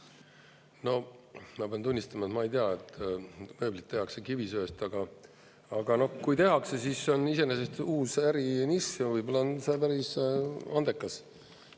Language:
Estonian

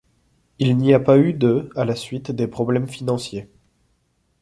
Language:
French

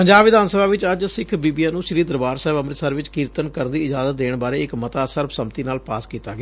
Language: Punjabi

